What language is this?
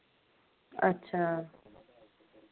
Dogri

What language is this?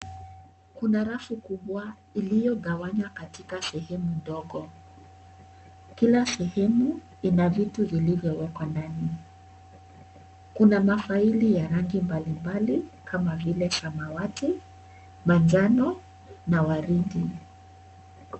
Swahili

